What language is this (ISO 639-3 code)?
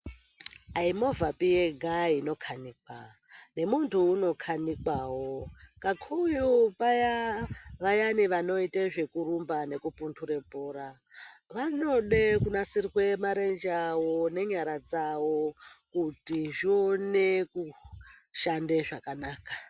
ndc